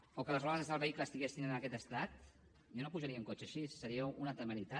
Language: Catalan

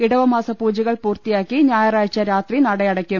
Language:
Malayalam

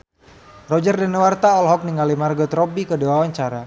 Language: Sundanese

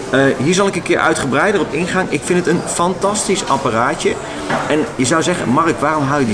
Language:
Dutch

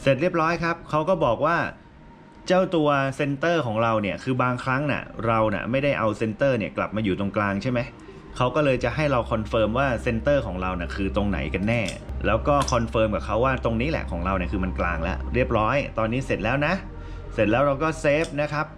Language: Thai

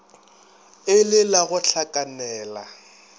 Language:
Northern Sotho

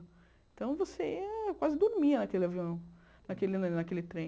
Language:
Portuguese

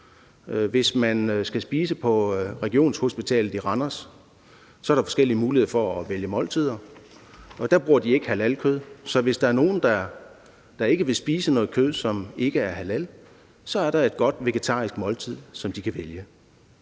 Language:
Danish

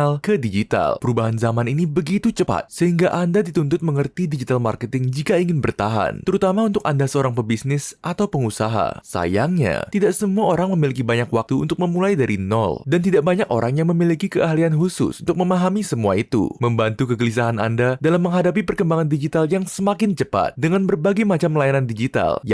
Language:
Indonesian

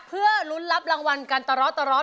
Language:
Thai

